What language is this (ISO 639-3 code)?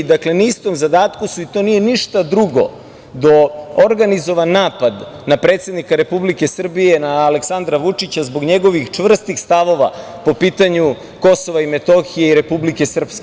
srp